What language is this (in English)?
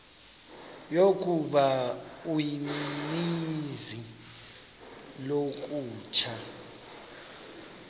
Xhosa